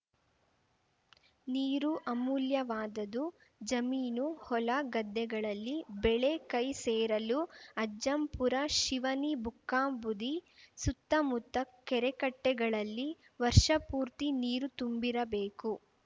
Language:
Kannada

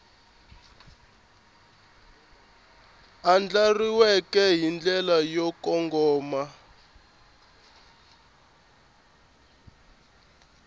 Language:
Tsonga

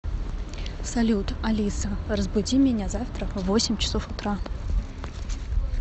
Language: Russian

